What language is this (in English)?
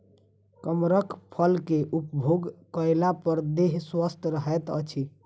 Maithili